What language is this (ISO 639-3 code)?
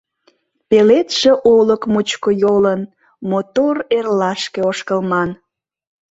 chm